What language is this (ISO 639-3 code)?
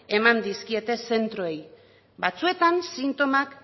eus